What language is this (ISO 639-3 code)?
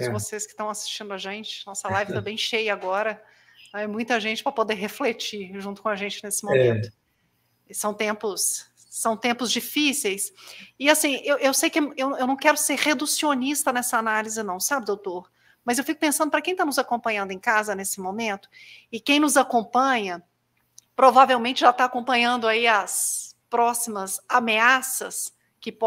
por